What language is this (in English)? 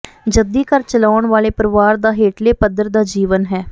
Punjabi